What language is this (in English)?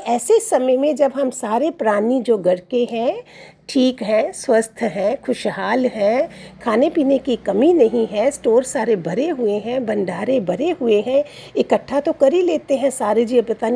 Hindi